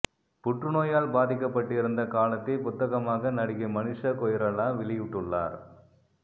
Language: Tamil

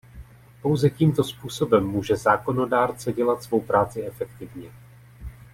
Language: Czech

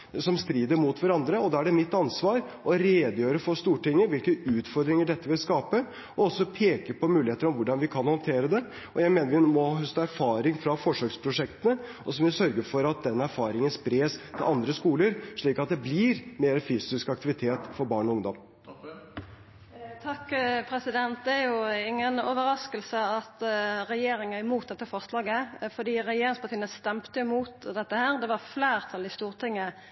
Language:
Norwegian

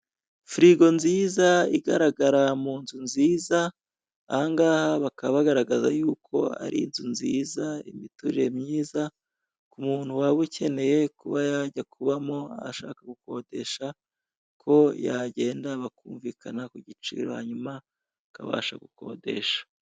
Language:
Kinyarwanda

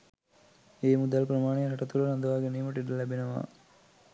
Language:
Sinhala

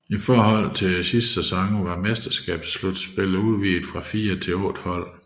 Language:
Danish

